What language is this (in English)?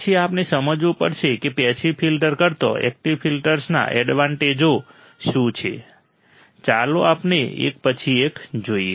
Gujarati